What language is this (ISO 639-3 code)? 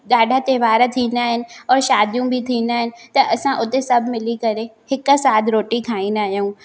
snd